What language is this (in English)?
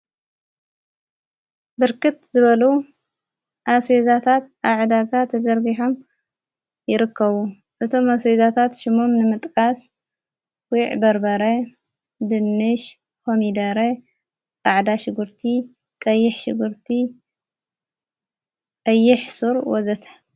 Tigrinya